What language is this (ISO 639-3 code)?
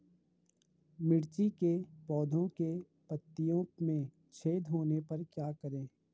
hin